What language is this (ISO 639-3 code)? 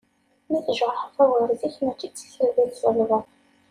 kab